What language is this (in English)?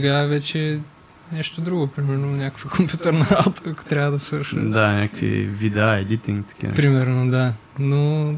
Bulgarian